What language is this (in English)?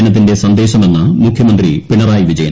Malayalam